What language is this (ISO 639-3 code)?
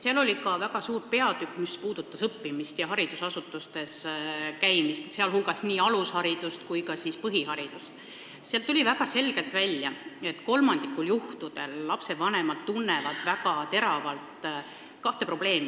est